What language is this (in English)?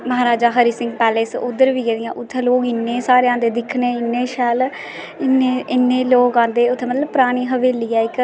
Dogri